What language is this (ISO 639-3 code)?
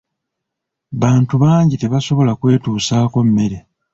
lug